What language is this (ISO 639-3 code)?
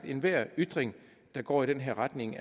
dan